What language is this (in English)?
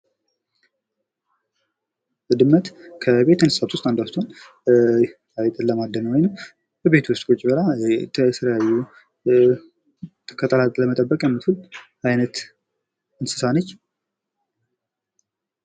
Amharic